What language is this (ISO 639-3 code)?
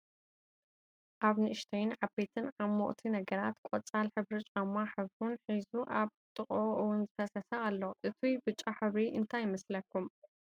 tir